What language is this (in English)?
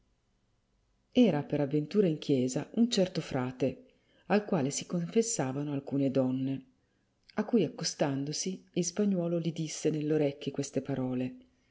Italian